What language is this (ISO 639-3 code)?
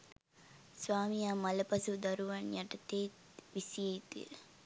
sin